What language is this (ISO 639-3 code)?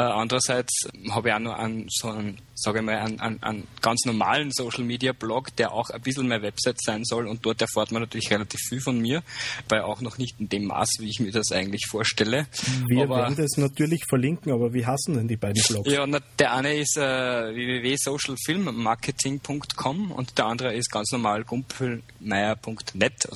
deu